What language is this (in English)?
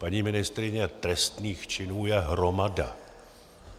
Czech